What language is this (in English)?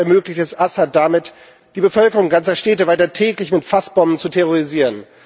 German